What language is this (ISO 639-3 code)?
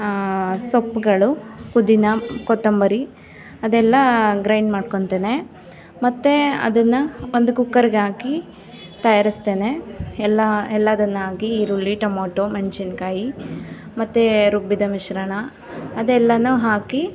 kan